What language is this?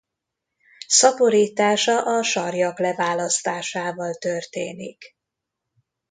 Hungarian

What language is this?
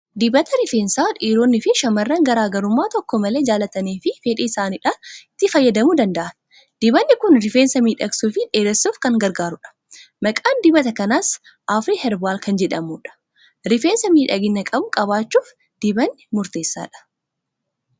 Oromo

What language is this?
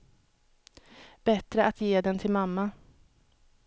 Swedish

